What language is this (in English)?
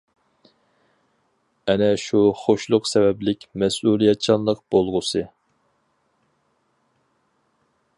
Uyghur